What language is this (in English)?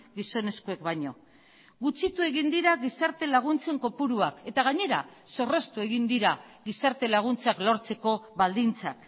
Basque